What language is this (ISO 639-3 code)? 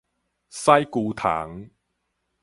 nan